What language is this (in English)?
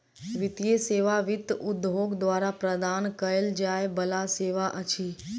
Maithili